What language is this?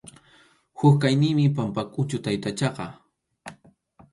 Arequipa-La Unión Quechua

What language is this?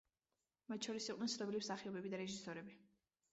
Georgian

